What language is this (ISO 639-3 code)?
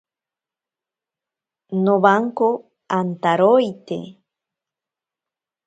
prq